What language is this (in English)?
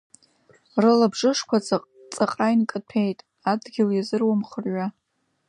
Abkhazian